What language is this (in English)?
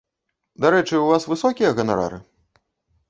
Belarusian